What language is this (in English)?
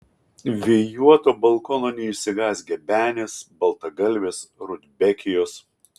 Lithuanian